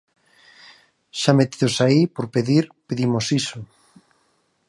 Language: Galician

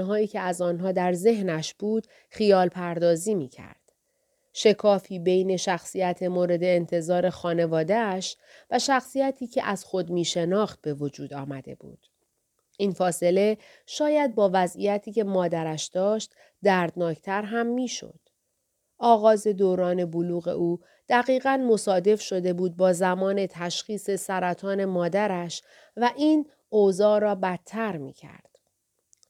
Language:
Persian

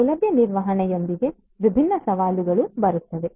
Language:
Kannada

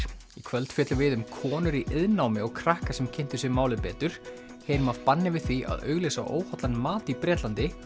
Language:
Icelandic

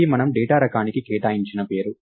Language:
Telugu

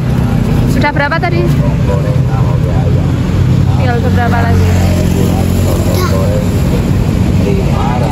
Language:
Indonesian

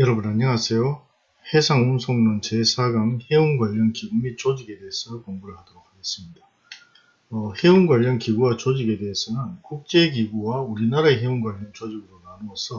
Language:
Korean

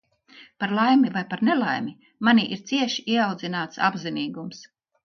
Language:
Latvian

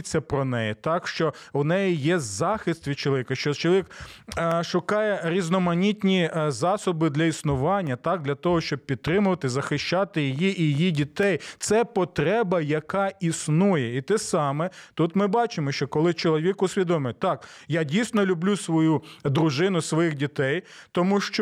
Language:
Ukrainian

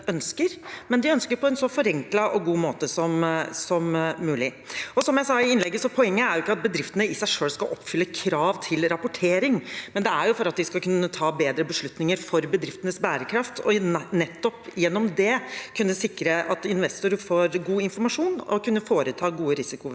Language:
Norwegian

